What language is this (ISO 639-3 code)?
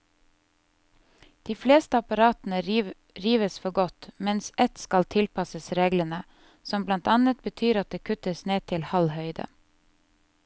nor